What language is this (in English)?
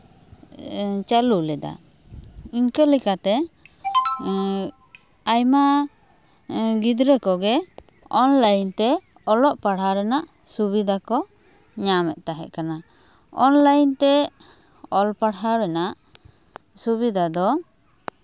Santali